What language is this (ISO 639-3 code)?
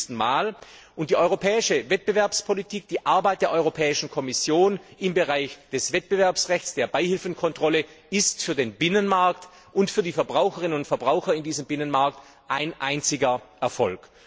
deu